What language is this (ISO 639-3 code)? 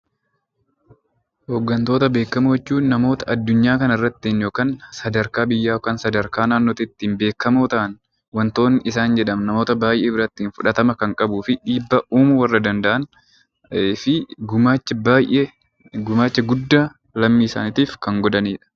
orm